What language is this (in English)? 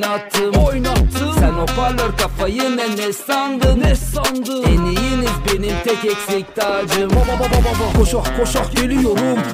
Turkish